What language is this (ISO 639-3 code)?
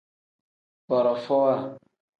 kdh